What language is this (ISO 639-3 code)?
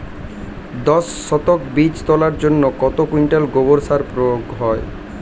ben